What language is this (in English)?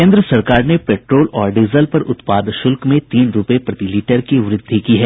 Hindi